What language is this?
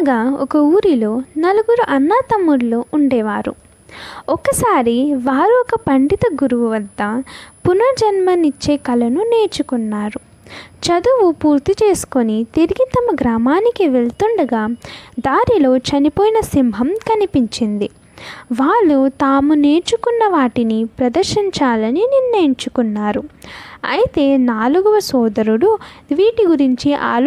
Telugu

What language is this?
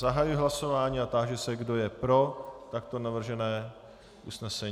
Czech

